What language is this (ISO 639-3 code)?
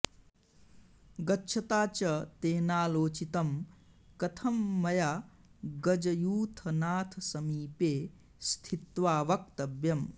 san